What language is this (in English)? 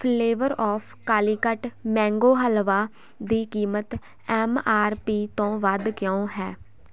Punjabi